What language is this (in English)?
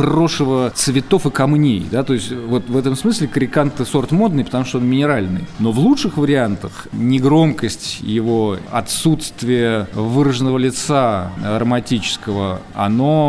Russian